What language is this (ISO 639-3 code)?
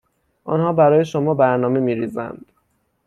fas